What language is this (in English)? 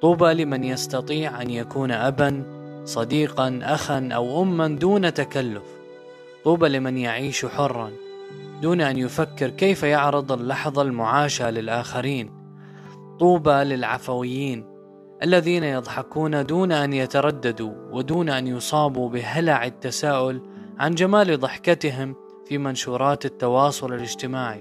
Arabic